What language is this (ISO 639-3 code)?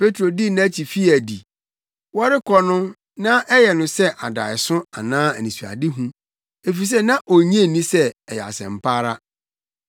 aka